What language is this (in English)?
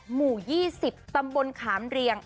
Thai